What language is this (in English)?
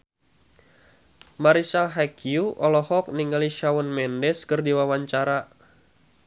Sundanese